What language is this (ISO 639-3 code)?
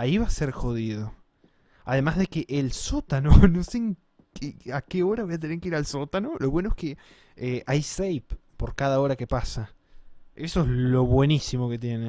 spa